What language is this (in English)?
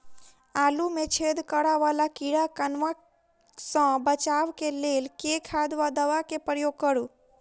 Maithili